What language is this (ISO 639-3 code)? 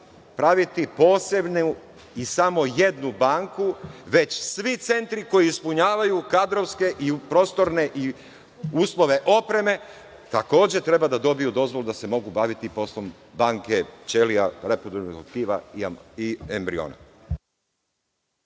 srp